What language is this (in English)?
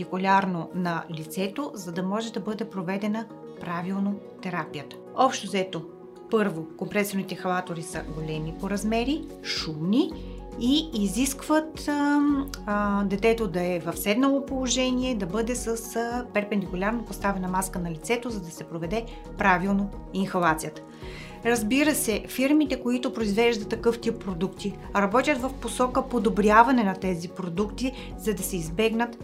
Bulgarian